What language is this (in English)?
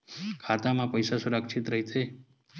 Chhattisgarhi